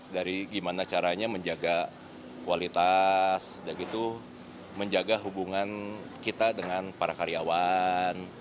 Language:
Indonesian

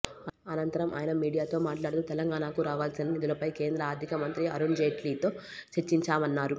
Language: Telugu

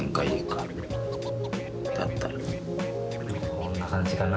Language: Japanese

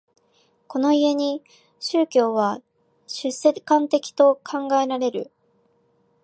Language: Japanese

